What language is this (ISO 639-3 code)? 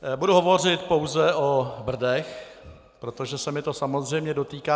ces